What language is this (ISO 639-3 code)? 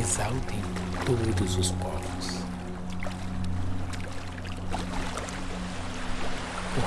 por